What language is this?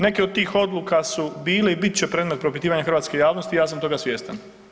Croatian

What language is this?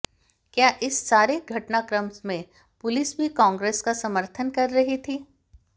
Hindi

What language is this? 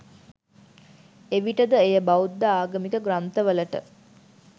Sinhala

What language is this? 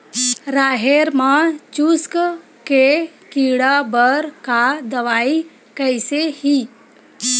Chhattisgarhi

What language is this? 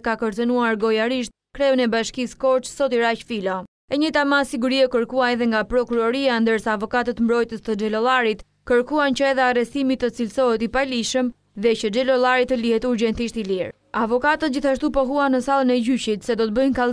Romanian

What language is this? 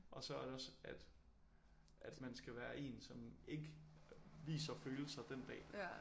Danish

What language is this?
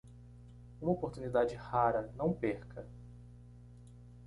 Portuguese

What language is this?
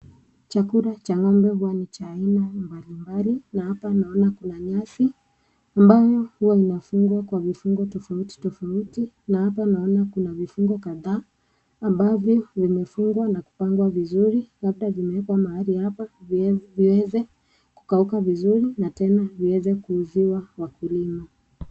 Swahili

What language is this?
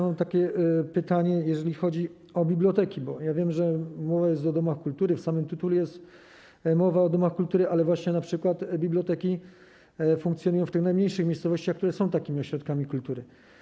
Polish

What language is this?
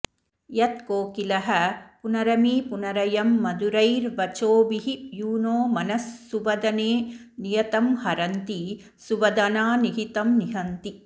Sanskrit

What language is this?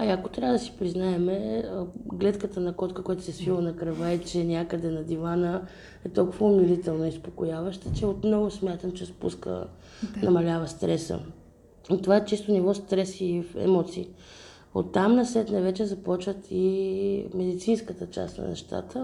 Bulgarian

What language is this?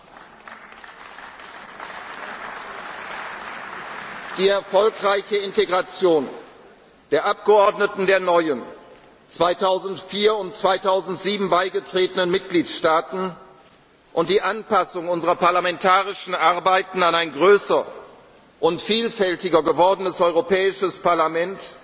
German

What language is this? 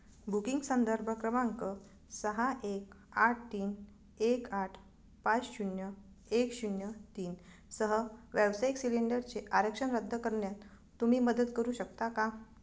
Marathi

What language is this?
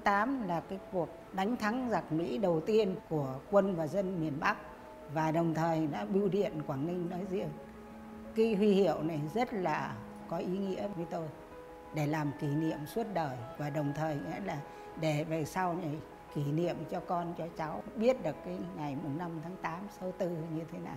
Vietnamese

